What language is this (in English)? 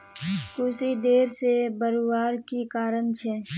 Magahi